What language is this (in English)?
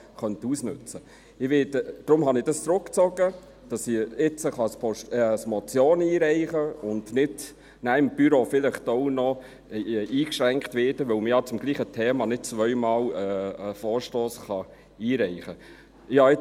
Swiss German